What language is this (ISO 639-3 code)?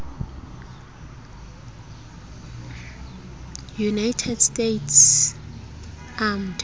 sot